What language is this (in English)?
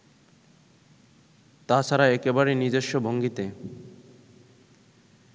Bangla